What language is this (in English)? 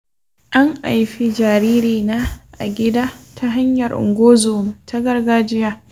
Hausa